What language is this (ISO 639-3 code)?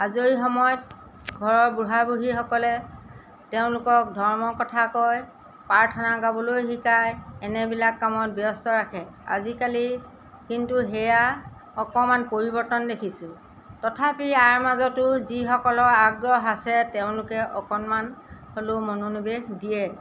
asm